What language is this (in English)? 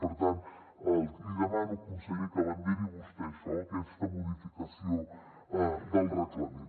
Catalan